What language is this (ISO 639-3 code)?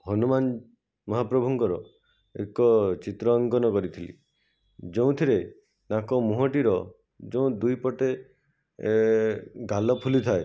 ori